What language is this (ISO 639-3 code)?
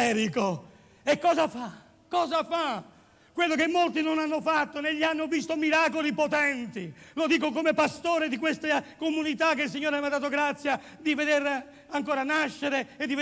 ita